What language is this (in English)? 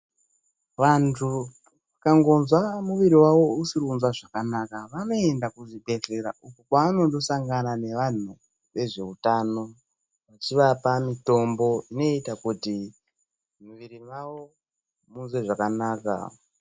Ndau